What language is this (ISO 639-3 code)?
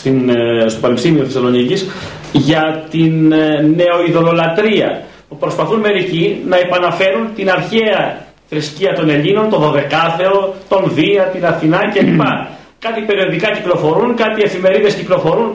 ell